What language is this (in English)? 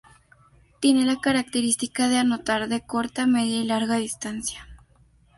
Spanish